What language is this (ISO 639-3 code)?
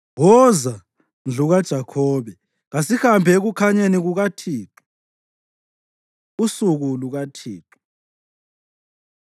nde